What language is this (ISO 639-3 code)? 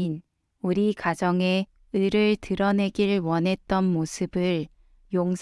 kor